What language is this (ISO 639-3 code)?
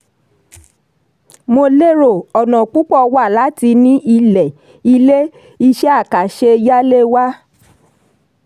yor